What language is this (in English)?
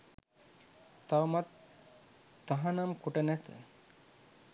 Sinhala